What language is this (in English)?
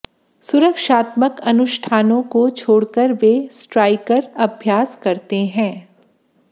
Hindi